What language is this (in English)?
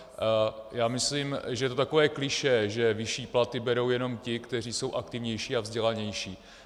Czech